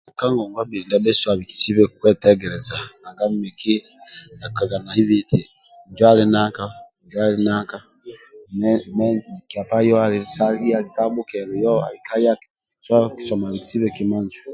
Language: Amba (Uganda)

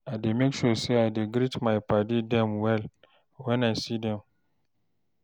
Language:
Nigerian Pidgin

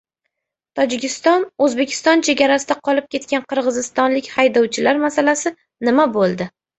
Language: Uzbek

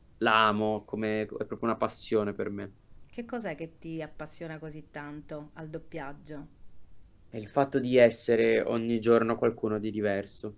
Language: Italian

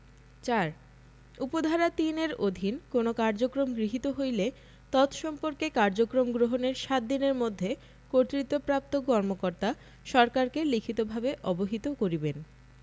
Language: Bangla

